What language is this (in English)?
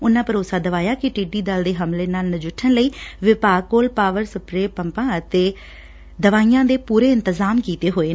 Punjabi